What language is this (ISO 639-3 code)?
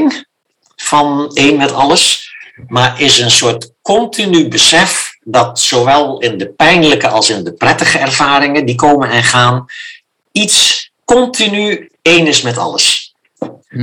nld